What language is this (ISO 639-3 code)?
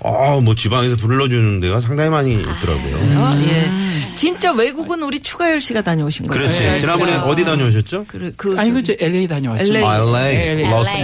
kor